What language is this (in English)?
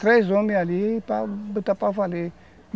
Portuguese